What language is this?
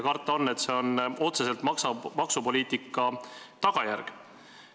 Estonian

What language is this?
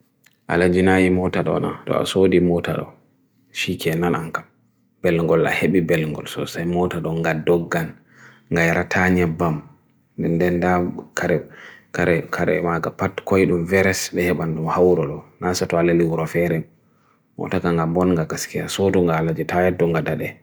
Bagirmi Fulfulde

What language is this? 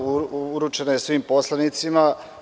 Serbian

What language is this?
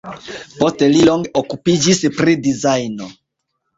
Esperanto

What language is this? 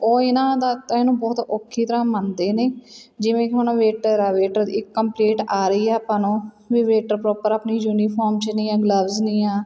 Punjabi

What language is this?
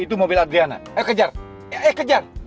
Indonesian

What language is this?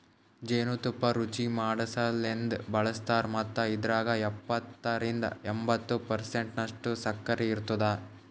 Kannada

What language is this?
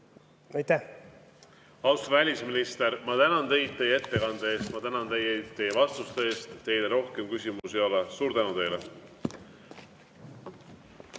Estonian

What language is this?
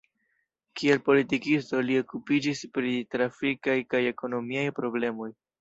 Esperanto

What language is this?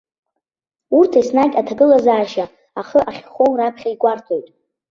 Abkhazian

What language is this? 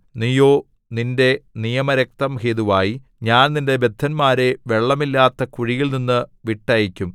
Malayalam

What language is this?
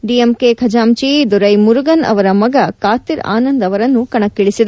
Kannada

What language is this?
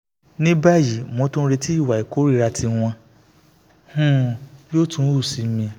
Yoruba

